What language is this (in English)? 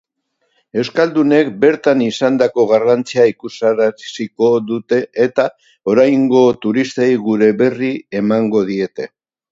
Basque